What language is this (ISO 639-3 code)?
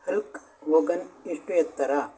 kan